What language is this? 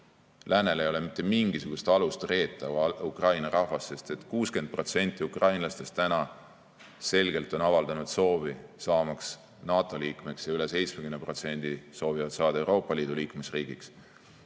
Estonian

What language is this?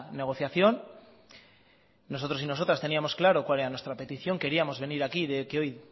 Spanish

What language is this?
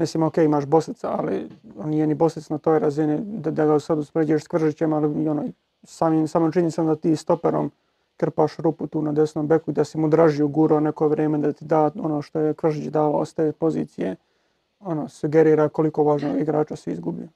Croatian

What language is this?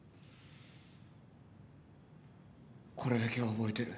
Japanese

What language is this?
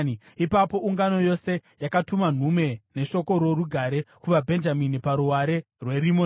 Shona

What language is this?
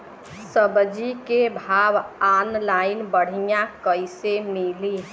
Bhojpuri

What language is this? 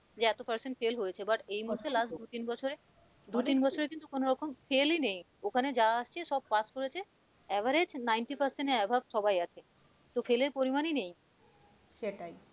Bangla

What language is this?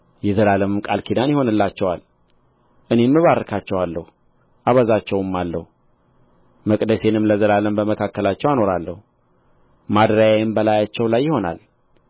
Amharic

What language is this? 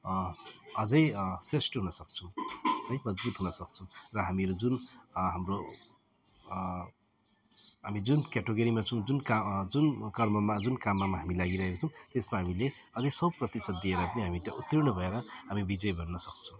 Nepali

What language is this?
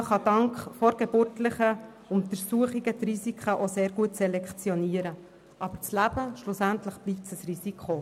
Swiss German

